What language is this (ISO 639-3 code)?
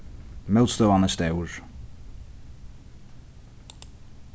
fao